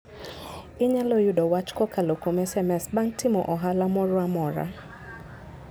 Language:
Luo (Kenya and Tanzania)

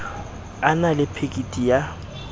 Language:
Southern Sotho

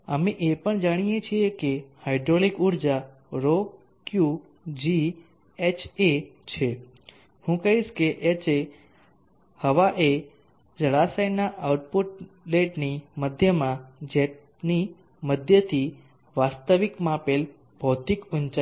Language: Gujarati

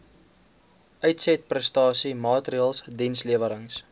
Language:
Afrikaans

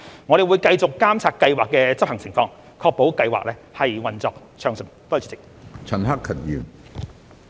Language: Cantonese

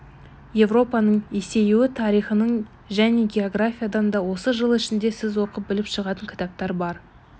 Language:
Kazakh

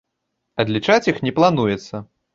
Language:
Belarusian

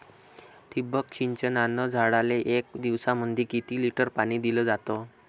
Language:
Marathi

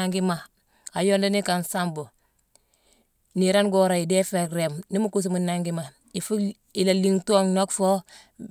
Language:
Mansoanka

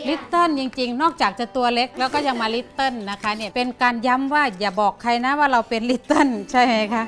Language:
Thai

